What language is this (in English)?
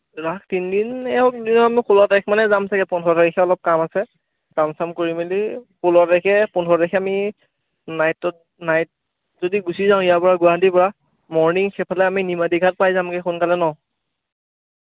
Assamese